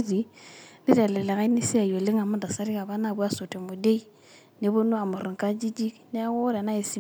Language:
Masai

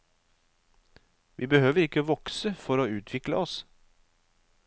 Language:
Norwegian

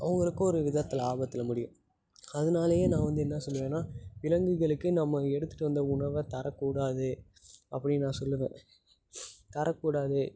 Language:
Tamil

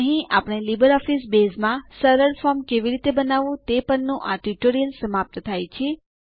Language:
Gujarati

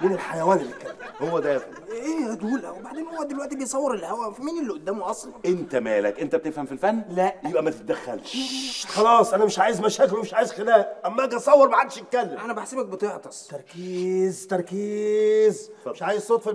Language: Arabic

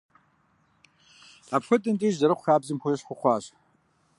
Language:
Kabardian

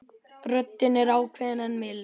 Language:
Icelandic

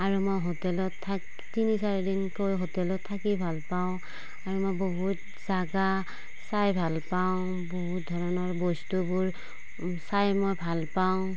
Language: Assamese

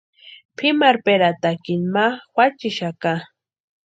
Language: Western Highland Purepecha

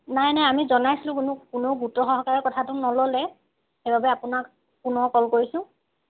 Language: Assamese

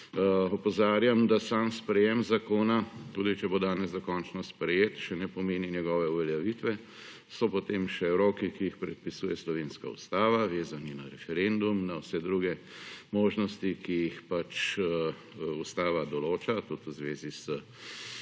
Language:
Slovenian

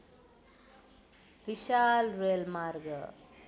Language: Nepali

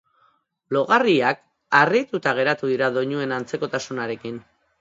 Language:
Basque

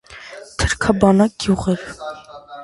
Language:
Armenian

